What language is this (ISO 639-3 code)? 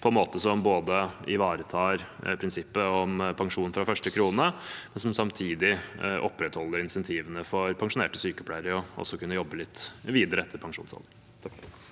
nor